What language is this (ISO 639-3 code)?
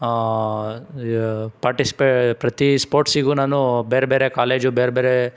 kan